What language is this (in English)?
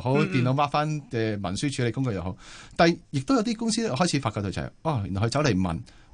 Chinese